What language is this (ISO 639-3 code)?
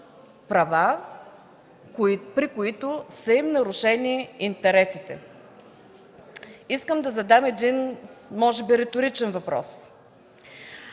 bul